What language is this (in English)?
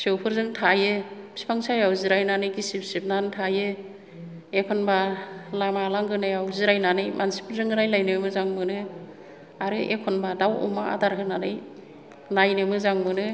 Bodo